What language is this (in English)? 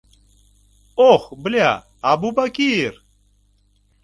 Mari